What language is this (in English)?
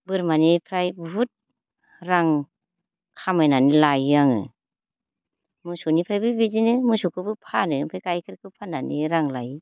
Bodo